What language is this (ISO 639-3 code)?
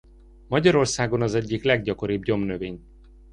hun